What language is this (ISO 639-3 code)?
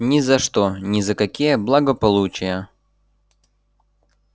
rus